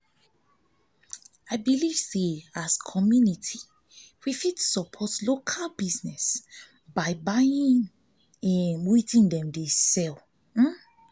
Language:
Nigerian Pidgin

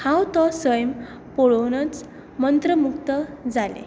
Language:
Konkani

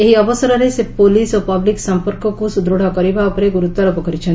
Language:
Odia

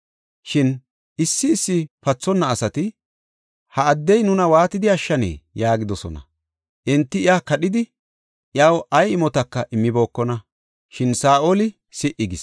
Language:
Gofa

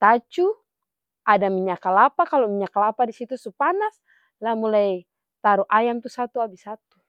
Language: Ambonese Malay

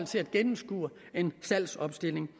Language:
Danish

